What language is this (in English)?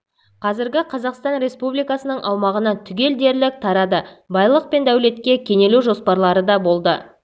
Kazakh